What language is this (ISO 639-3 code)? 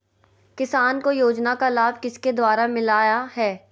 mag